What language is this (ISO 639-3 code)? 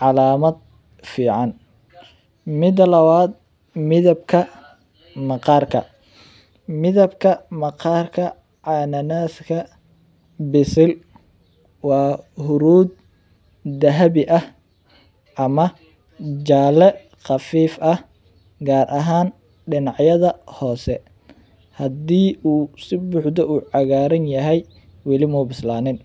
som